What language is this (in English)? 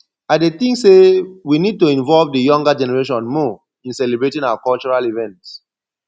Nigerian Pidgin